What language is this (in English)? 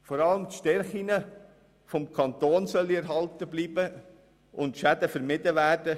Swiss German